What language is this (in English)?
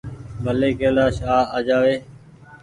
Goaria